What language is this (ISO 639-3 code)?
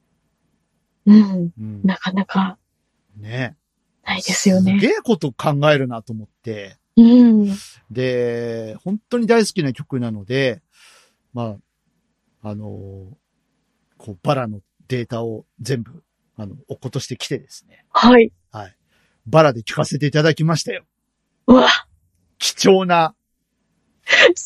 jpn